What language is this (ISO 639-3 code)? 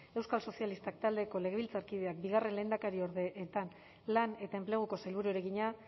eus